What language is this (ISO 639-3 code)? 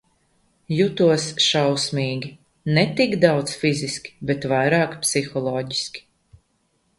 lav